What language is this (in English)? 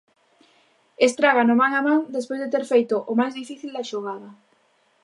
Galician